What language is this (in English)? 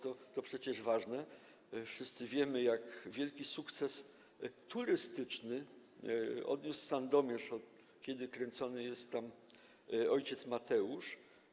Polish